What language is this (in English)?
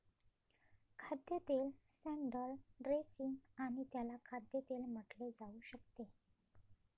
Marathi